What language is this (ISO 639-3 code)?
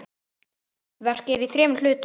isl